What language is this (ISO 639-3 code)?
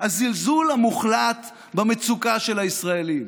heb